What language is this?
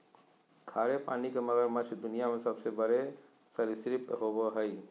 Magahi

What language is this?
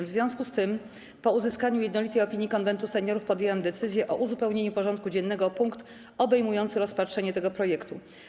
Polish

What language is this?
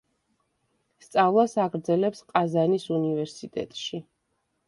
Georgian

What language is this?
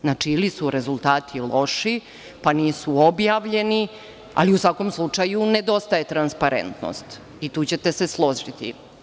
Serbian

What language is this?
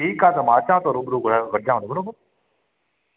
Sindhi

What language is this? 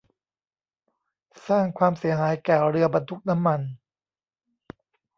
Thai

